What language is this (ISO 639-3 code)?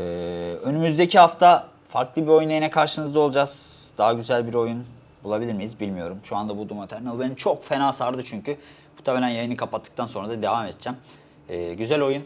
tur